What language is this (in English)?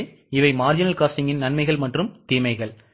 Tamil